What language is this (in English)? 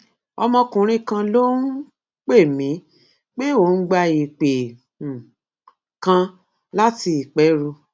Yoruba